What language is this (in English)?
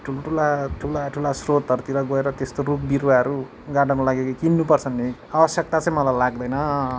Nepali